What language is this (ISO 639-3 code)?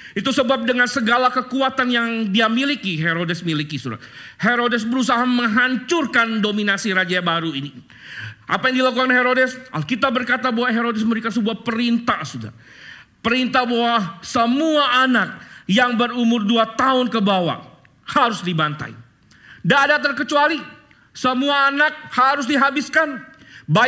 ind